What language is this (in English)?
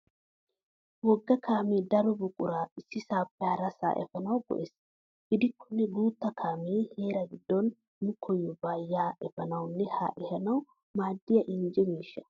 Wolaytta